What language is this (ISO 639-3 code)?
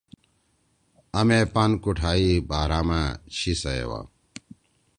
trw